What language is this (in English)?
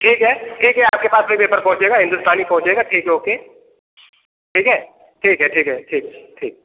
Hindi